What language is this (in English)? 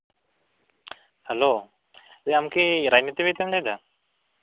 Santali